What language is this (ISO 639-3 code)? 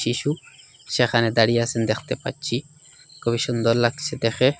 ben